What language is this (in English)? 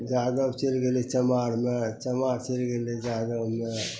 Maithili